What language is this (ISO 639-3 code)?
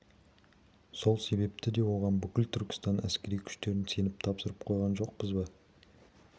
kaz